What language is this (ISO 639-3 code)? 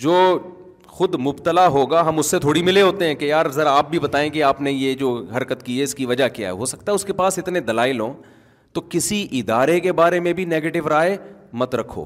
urd